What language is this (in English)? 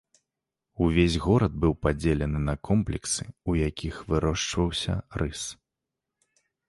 Belarusian